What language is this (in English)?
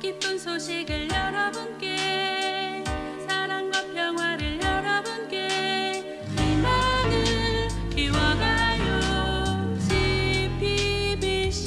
Korean